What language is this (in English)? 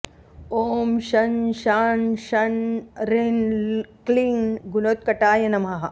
Sanskrit